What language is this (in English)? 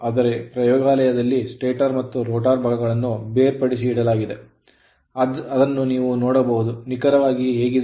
Kannada